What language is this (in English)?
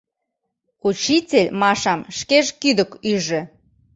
Mari